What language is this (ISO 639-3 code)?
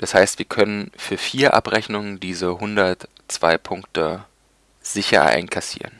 deu